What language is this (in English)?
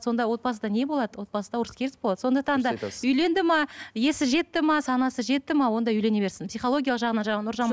Kazakh